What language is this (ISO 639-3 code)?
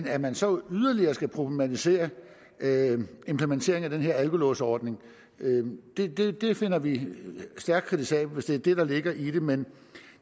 dan